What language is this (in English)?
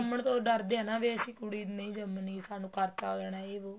Punjabi